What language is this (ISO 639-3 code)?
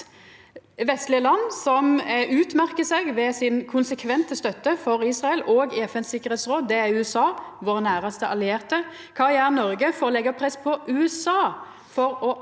nor